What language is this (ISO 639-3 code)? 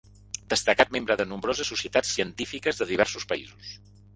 cat